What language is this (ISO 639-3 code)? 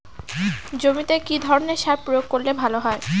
ben